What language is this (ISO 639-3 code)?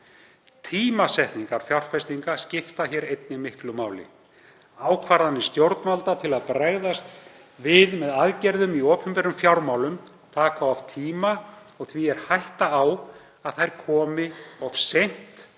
isl